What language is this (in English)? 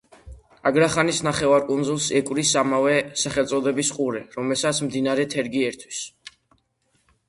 Georgian